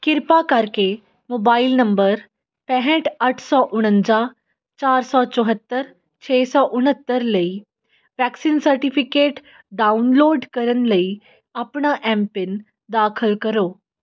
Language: Punjabi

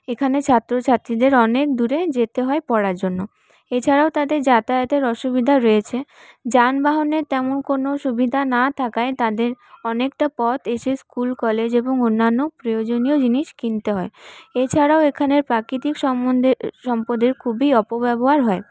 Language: Bangla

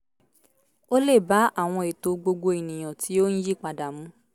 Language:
Yoruba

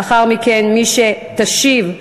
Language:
Hebrew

